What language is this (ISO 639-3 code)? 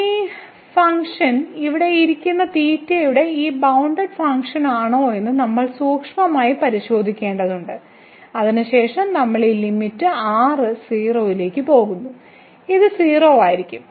mal